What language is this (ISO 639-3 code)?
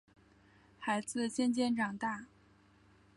zho